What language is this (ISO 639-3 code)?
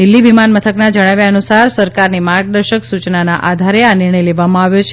guj